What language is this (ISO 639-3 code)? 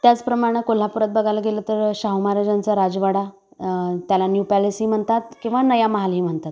mar